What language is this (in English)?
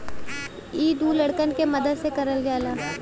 Bhojpuri